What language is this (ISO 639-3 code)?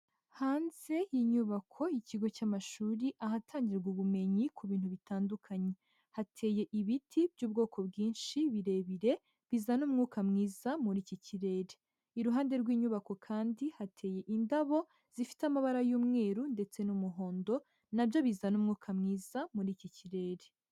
kin